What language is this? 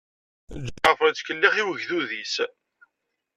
Kabyle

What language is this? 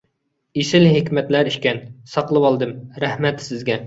Uyghur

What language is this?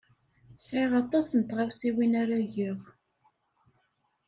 Kabyle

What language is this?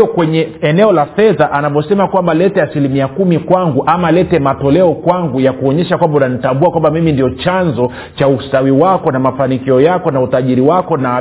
Swahili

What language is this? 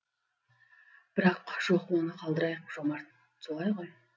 Kazakh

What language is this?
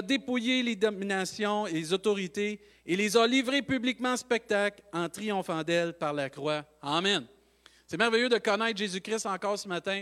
French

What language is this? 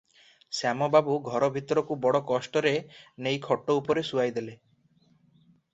Odia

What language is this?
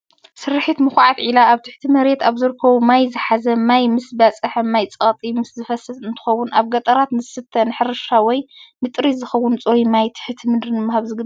Tigrinya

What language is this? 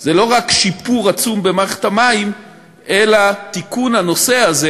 Hebrew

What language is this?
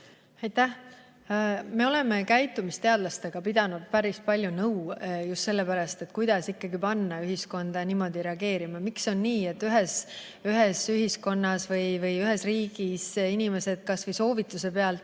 Estonian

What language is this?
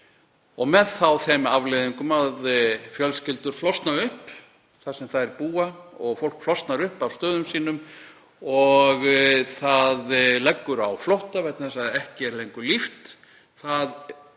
Icelandic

